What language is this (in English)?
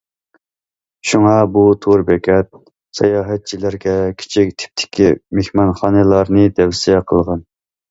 Uyghur